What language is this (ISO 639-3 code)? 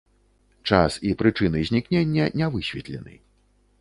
bel